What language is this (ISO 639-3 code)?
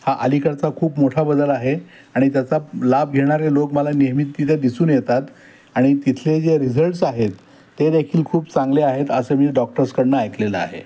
mar